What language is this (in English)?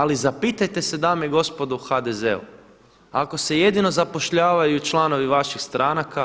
Croatian